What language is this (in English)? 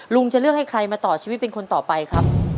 Thai